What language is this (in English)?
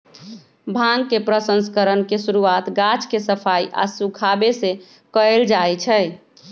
Magahi